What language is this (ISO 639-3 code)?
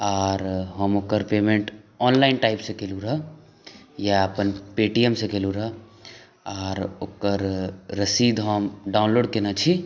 mai